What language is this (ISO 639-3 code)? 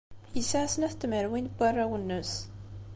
kab